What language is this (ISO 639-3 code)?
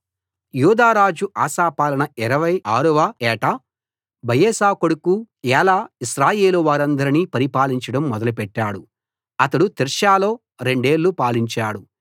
tel